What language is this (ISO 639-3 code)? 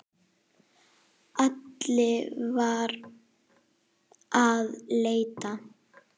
isl